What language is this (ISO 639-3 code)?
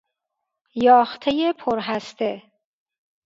fas